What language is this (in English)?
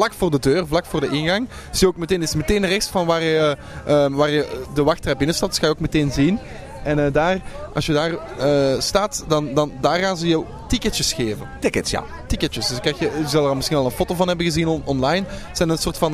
Dutch